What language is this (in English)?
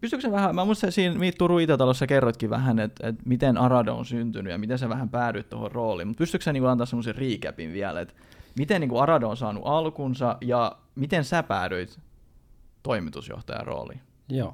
Finnish